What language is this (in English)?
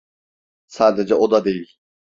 Turkish